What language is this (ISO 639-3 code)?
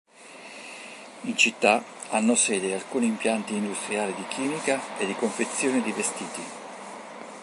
ita